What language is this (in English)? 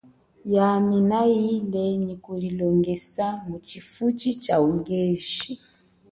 Chokwe